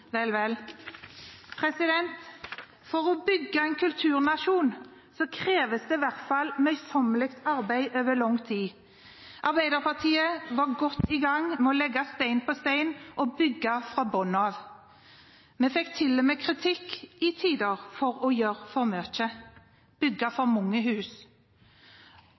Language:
Norwegian Bokmål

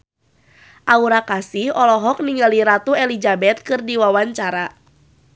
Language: Sundanese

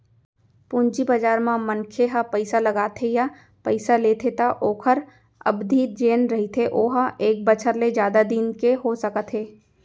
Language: Chhattisgarhi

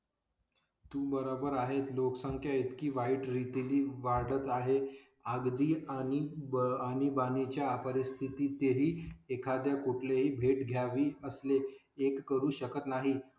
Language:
Marathi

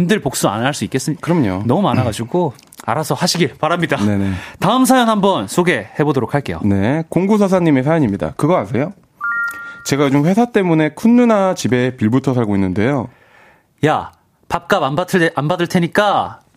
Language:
Korean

